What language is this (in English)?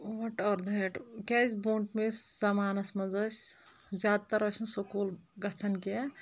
Kashmiri